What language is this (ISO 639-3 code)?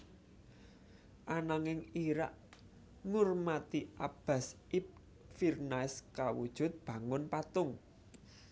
jav